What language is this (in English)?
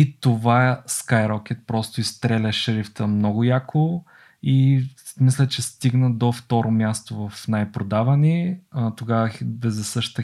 Bulgarian